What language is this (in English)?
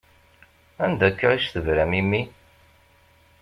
Kabyle